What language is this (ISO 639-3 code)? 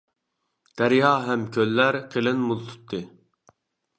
uig